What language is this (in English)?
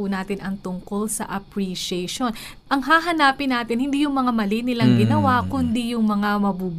Filipino